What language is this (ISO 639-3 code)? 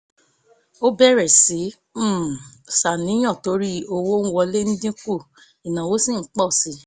yor